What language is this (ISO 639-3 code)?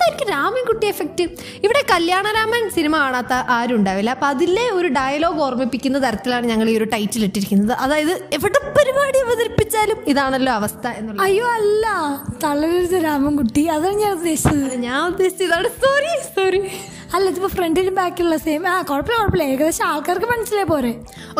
mal